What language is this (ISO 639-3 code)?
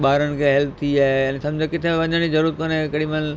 snd